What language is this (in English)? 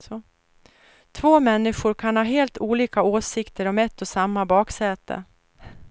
Swedish